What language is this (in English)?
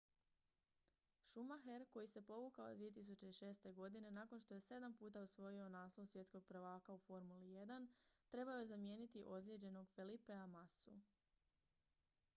Croatian